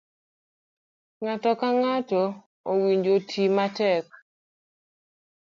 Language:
Luo (Kenya and Tanzania)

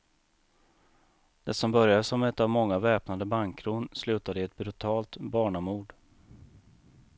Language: Swedish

